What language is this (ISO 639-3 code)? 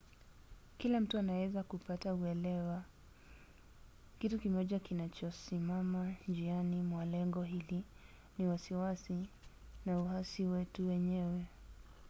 swa